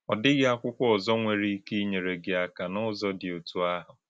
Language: Igbo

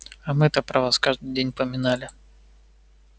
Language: Russian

